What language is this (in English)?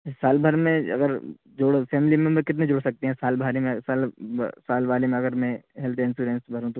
Urdu